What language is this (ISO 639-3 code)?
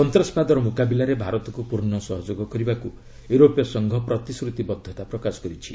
ori